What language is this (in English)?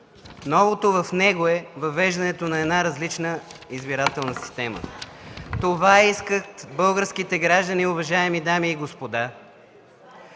Bulgarian